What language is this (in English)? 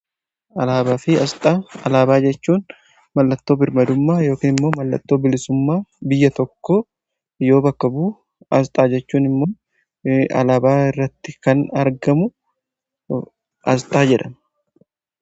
Oromo